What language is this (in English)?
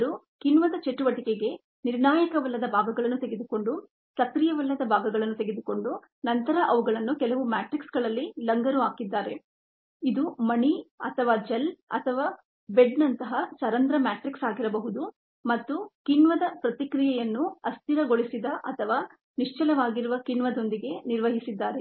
Kannada